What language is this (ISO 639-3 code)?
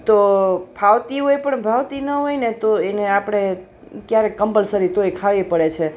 guj